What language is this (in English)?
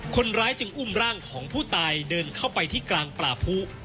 Thai